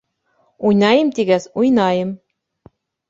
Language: Bashkir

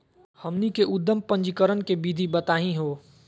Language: Magahi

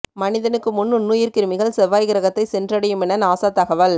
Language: Tamil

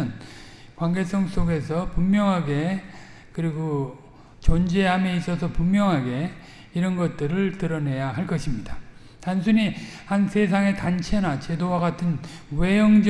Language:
Korean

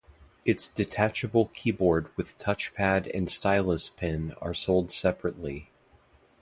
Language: English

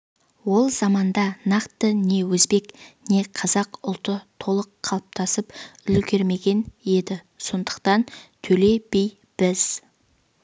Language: Kazakh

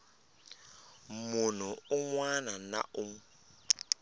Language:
Tsonga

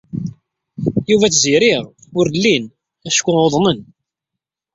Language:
Kabyle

